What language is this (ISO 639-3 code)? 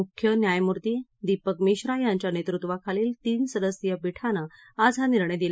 mar